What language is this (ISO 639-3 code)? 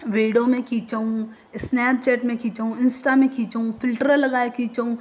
snd